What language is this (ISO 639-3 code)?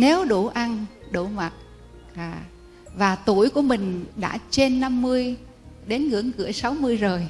vie